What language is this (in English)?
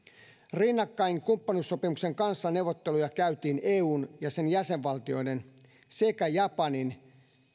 Finnish